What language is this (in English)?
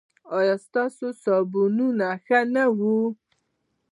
Pashto